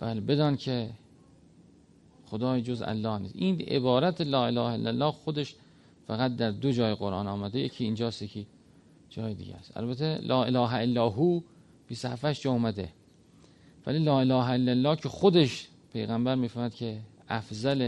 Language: Persian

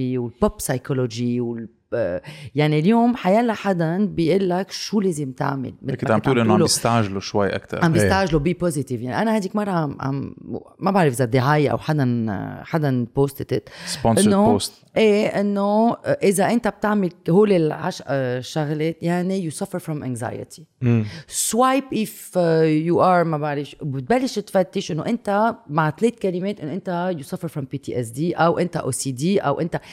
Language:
Arabic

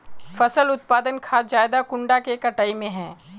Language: Magahi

